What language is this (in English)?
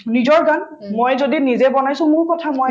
Assamese